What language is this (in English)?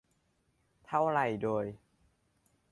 Thai